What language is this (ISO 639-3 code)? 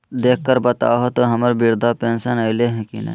mag